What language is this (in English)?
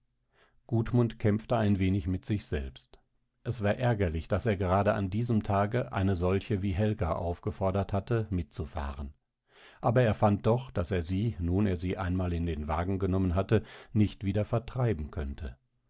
German